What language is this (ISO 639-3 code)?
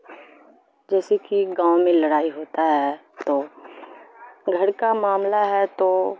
urd